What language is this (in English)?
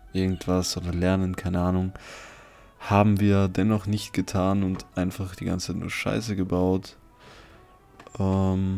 German